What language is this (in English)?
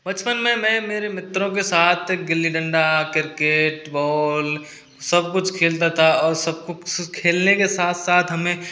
Hindi